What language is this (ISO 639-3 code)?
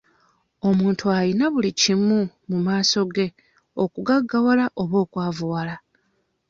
lug